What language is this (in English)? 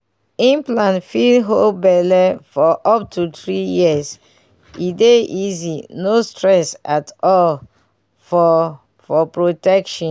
Nigerian Pidgin